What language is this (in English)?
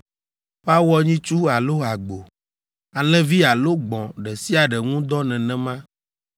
Ewe